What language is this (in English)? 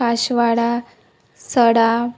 Konkani